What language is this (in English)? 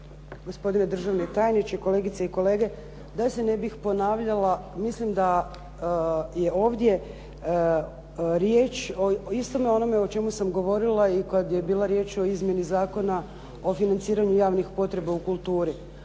Croatian